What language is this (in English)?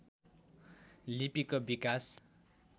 Nepali